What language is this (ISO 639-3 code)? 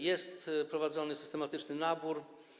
pol